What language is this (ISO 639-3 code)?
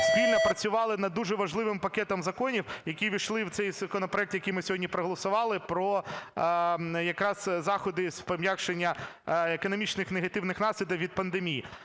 ukr